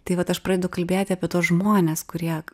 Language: Lithuanian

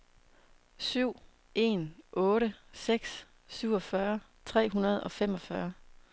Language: Danish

